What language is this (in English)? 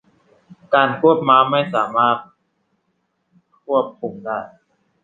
Thai